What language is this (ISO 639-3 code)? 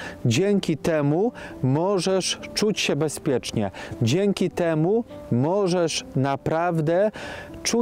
pol